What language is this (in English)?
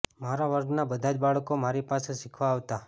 Gujarati